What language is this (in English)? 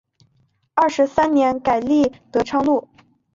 Chinese